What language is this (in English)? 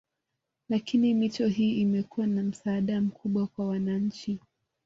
Swahili